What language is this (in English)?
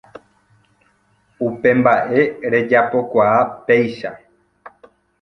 Guarani